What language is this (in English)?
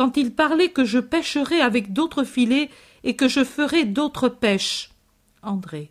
French